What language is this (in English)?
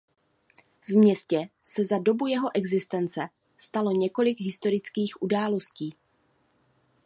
Czech